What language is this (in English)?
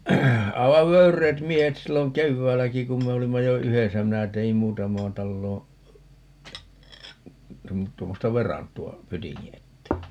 Finnish